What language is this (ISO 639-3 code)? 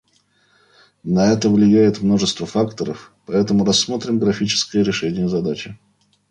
rus